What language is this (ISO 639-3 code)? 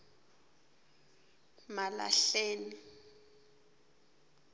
ssw